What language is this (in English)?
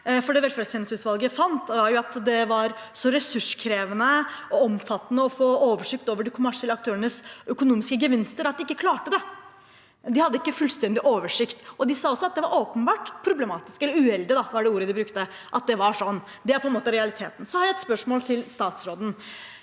Norwegian